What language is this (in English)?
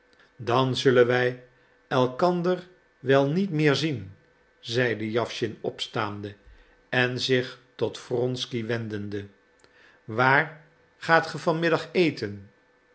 Dutch